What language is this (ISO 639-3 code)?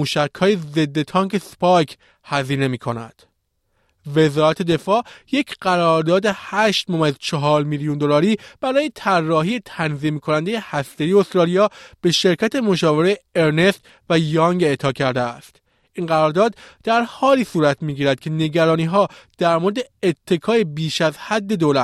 fas